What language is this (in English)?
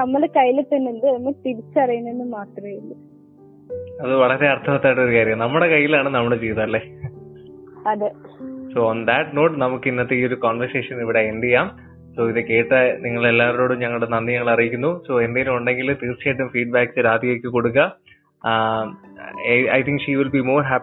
Malayalam